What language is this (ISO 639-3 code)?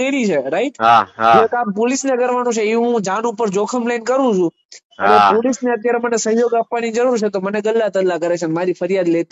guj